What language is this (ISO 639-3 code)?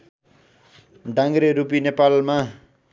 nep